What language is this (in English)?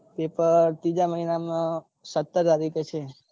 Gujarati